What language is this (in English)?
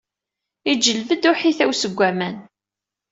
Kabyle